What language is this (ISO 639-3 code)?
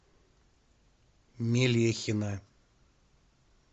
rus